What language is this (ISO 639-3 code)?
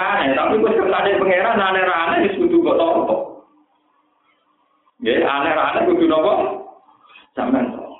ind